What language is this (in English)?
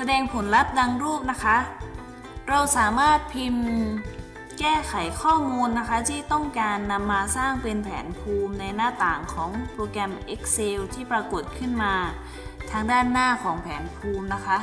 Thai